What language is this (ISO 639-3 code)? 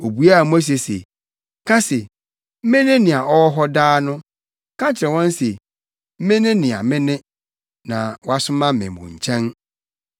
aka